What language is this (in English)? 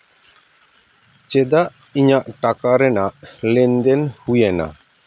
Santali